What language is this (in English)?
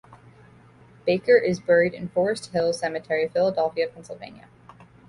English